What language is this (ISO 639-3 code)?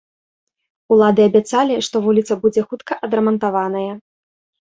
bel